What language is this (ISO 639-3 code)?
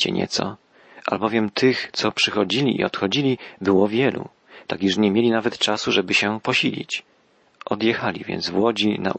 pol